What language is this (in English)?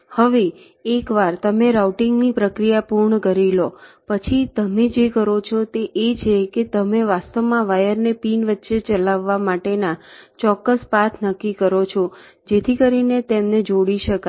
Gujarati